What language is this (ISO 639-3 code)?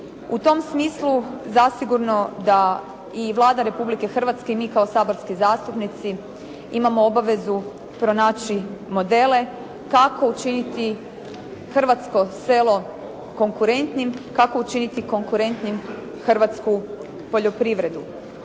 hrv